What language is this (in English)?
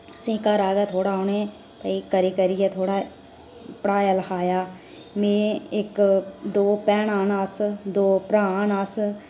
Dogri